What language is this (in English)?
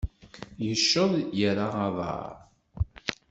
Kabyle